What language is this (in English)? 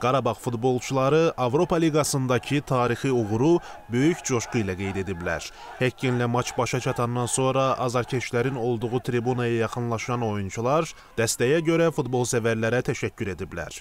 Turkish